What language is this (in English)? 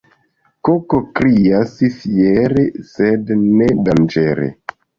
Esperanto